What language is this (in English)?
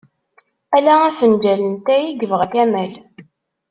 Kabyle